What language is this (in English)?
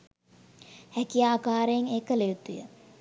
Sinhala